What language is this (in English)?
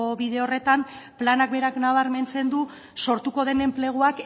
Basque